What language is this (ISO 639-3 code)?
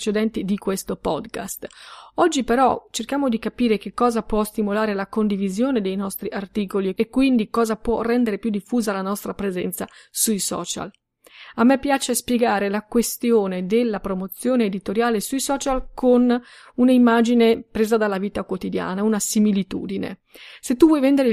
ita